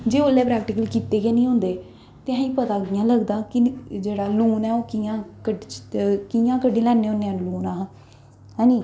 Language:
Dogri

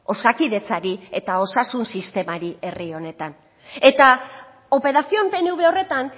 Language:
Basque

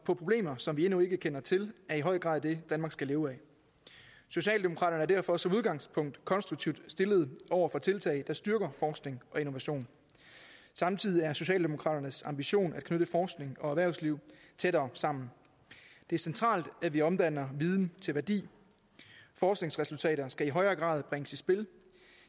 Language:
Danish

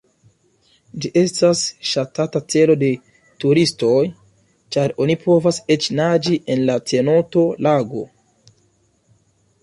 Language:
Esperanto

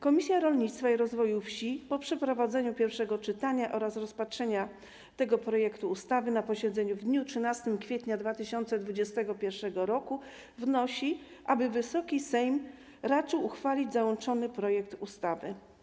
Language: Polish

